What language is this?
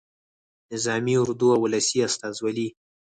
Pashto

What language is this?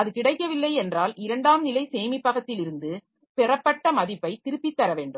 Tamil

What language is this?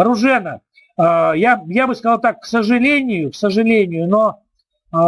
Russian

